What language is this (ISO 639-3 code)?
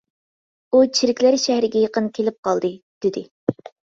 uig